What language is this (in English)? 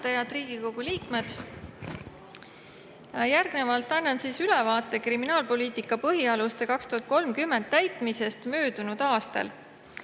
Estonian